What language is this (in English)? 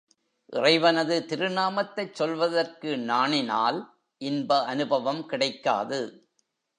Tamil